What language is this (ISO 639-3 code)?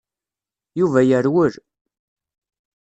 kab